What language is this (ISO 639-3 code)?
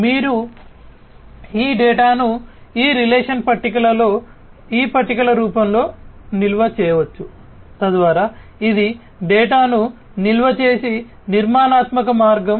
tel